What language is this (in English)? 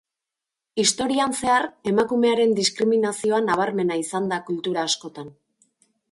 Basque